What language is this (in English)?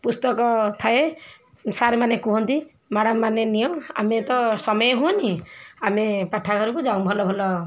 Odia